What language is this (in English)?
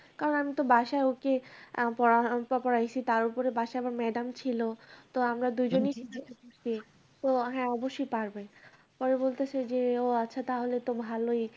Bangla